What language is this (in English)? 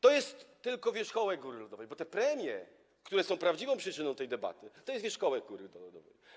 Polish